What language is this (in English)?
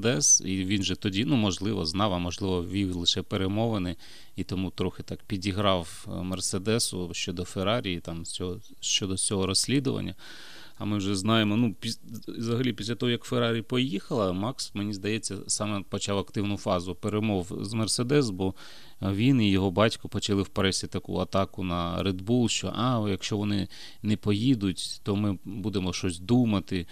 Ukrainian